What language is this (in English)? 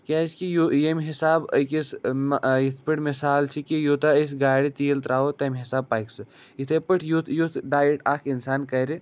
Kashmiri